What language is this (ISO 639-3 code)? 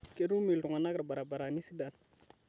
mas